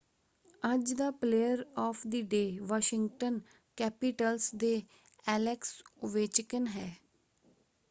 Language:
Punjabi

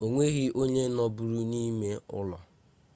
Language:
Igbo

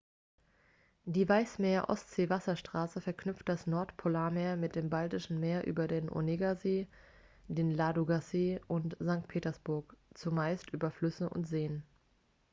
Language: German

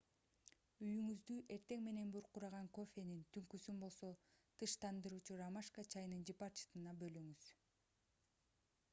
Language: Kyrgyz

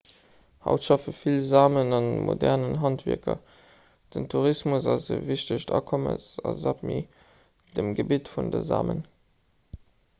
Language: Luxembourgish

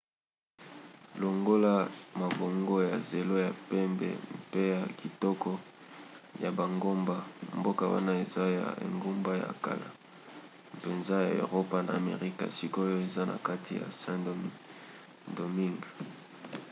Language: Lingala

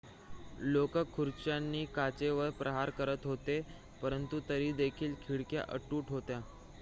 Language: Marathi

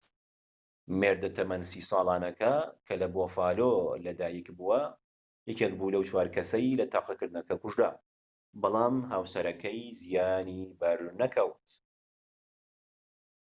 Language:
Central Kurdish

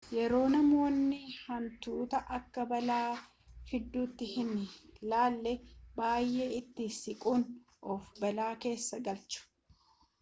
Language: Oromo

